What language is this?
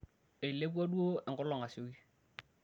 Masai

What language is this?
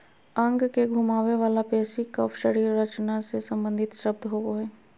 Magahi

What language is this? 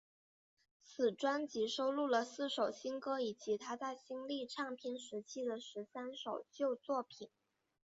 Chinese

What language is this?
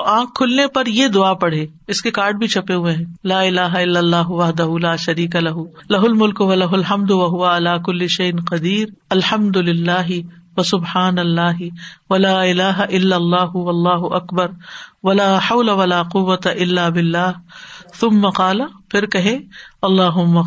Urdu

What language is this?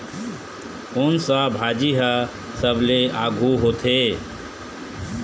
Chhattisgarhi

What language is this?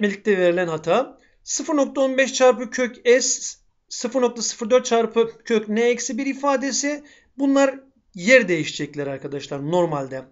Turkish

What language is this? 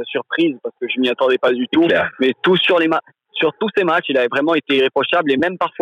French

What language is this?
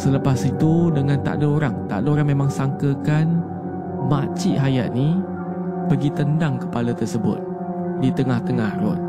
Malay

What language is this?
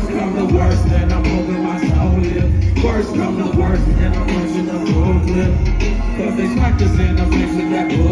English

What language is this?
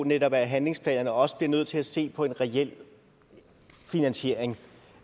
Danish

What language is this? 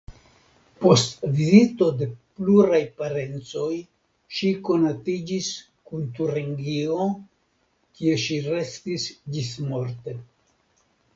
Esperanto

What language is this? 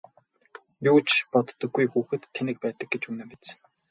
Mongolian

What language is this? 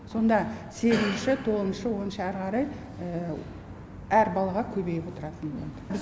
Kazakh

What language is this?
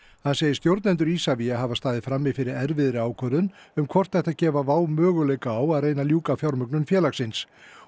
Icelandic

